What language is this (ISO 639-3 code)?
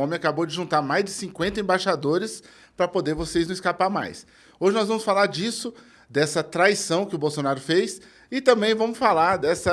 por